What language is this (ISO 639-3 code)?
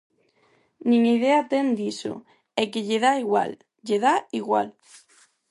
glg